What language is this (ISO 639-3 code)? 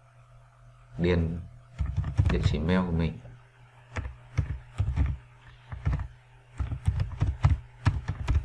vie